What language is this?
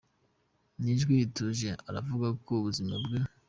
Kinyarwanda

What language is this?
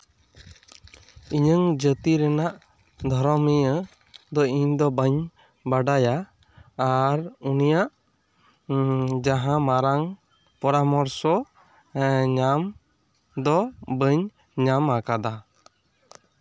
Santali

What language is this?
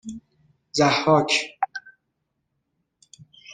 Persian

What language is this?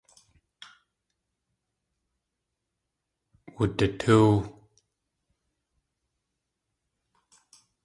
Tlingit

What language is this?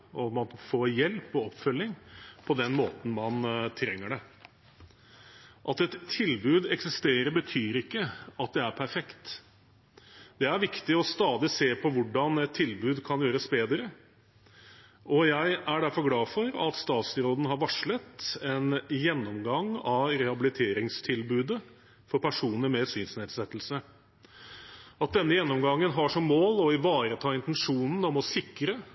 Norwegian Bokmål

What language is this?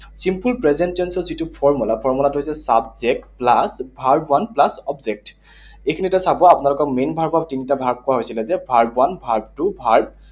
Assamese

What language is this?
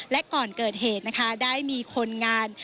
Thai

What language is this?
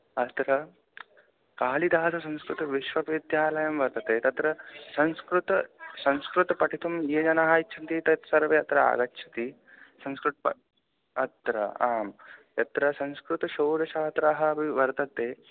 Sanskrit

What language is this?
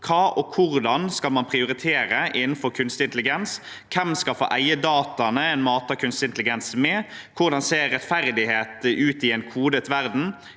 Norwegian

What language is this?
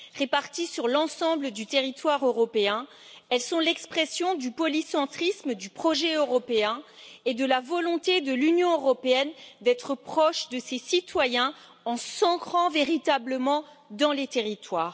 French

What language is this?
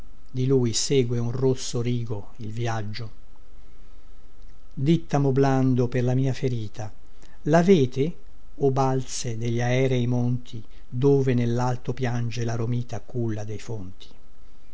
Italian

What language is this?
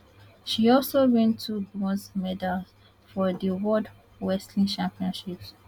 Nigerian Pidgin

